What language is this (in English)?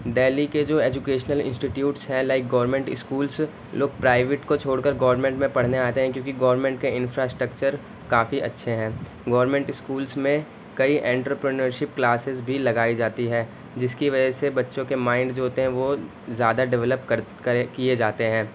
Urdu